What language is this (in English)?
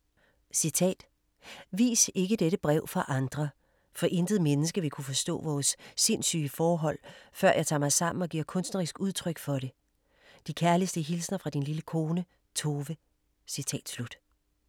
Danish